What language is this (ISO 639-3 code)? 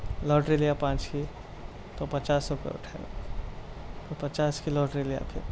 urd